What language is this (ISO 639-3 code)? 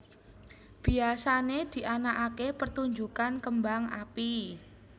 jav